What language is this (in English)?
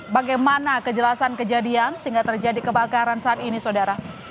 Indonesian